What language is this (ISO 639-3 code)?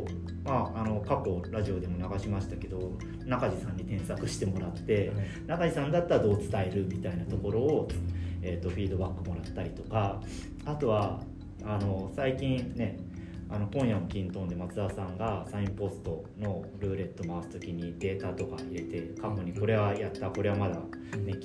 jpn